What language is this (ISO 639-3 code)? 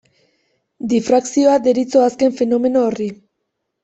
eus